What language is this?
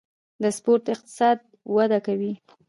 Pashto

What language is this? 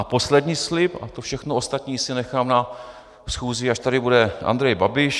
Czech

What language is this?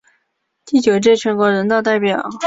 Chinese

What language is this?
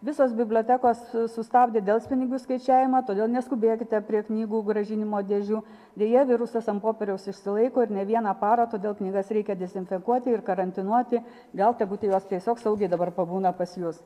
Lithuanian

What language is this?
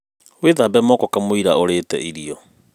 Kikuyu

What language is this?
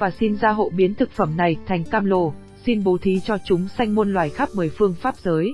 Vietnamese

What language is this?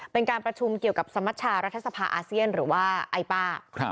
Thai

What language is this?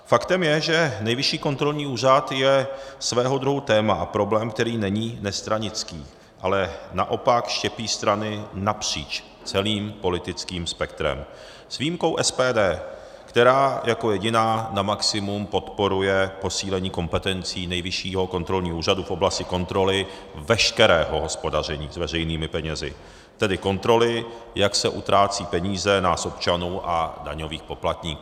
Czech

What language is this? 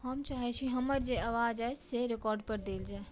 Maithili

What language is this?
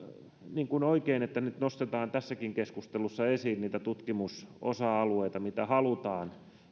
Finnish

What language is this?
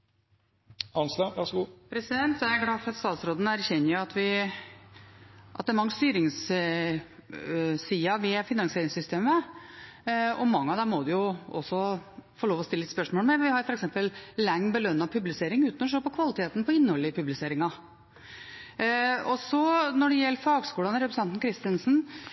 Norwegian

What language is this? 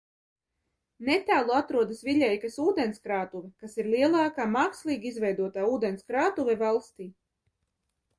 Latvian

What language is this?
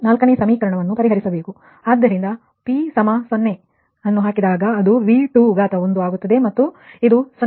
Kannada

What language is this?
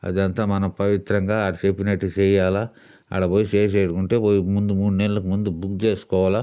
Telugu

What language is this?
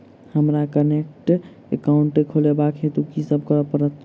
Maithili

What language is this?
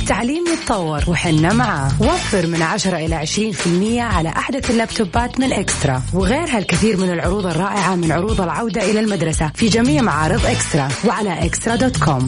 Arabic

